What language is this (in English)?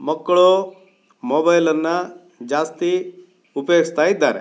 Kannada